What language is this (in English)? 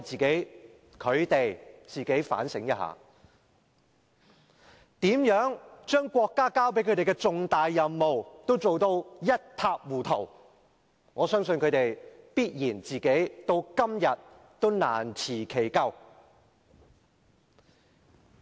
Cantonese